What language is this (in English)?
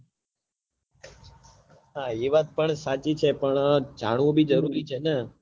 Gujarati